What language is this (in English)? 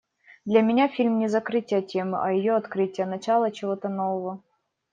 Russian